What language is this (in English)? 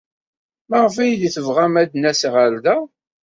Kabyle